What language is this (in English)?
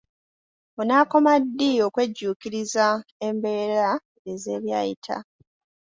Ganda